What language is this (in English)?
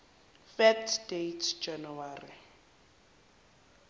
Zulu